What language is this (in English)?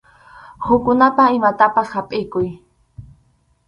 Arequipa-La Unión Quechua